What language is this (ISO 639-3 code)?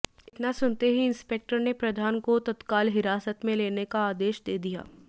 hin